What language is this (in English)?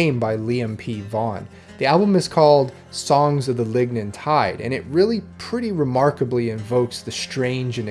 English